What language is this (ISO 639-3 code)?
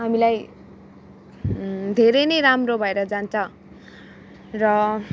nep